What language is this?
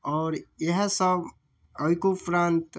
Maithili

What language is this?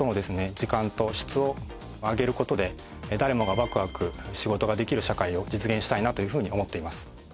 Japanese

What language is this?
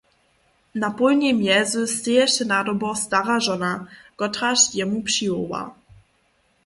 Upper Sorbian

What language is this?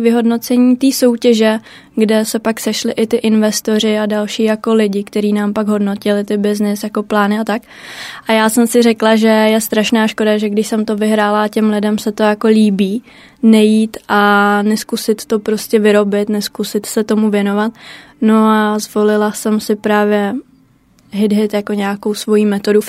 Czech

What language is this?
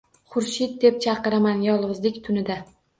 Uzbek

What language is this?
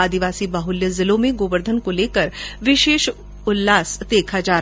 Hindi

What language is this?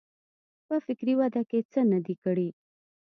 Pashto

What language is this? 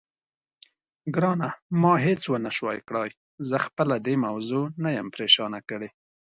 Pashto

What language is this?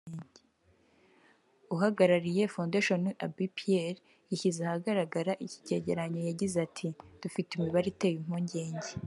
Kinyarwanda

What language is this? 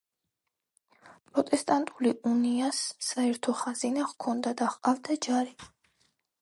Georgian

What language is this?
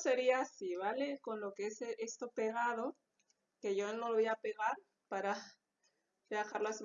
Spanish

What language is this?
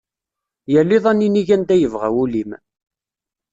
Kabyle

